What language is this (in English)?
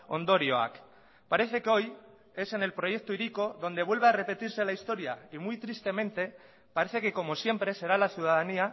Spanish